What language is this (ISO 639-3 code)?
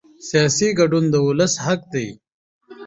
pus